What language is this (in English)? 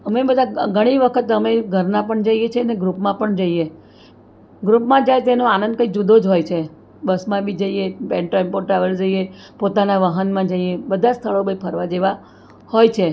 Gujarati